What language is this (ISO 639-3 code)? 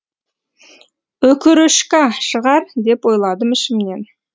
kaz